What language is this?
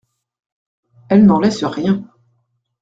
French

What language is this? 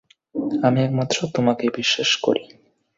Bangla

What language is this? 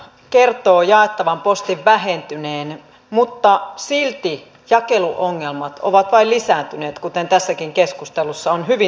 Finnish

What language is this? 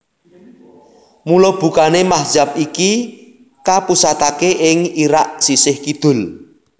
Javanese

